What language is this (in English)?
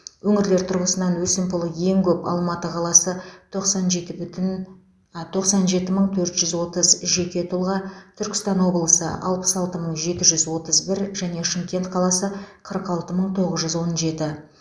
Kazakh